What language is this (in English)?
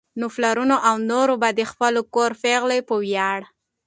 Pashto